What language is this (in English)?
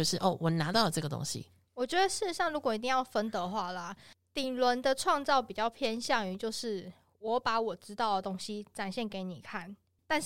Chinese